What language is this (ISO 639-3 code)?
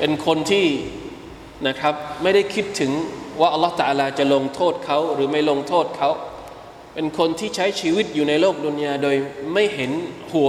tha